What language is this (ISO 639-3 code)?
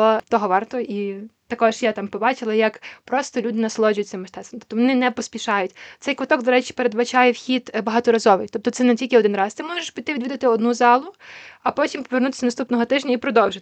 ukr